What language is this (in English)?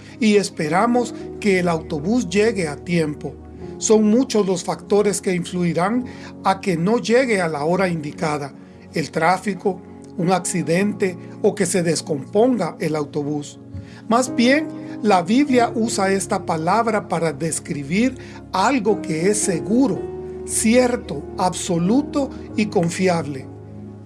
Spanish